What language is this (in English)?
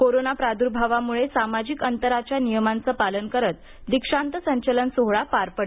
Marathi